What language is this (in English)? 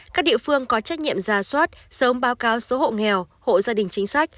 Vietnamese